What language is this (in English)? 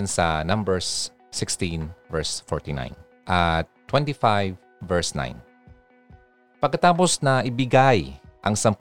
Filipino